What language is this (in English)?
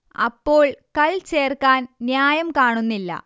Malayalam